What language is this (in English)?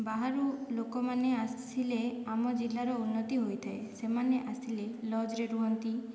Odia